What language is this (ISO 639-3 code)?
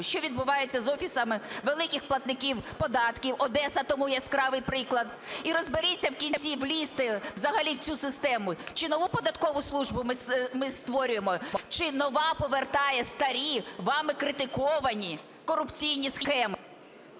ukr